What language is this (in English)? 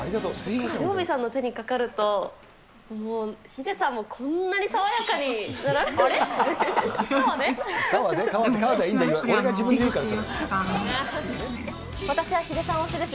Japanese